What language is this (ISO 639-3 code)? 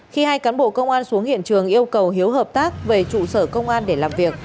vie